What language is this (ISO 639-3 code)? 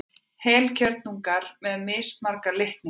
isl